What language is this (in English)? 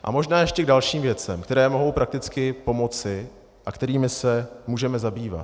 Czech